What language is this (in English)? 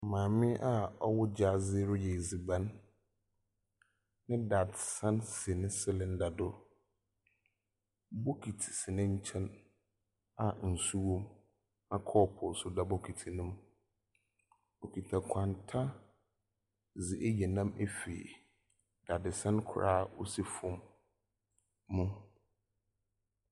Akan